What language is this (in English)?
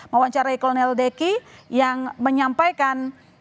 Indonesian